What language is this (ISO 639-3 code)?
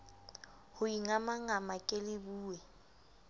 sot